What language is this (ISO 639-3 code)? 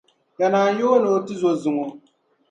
dag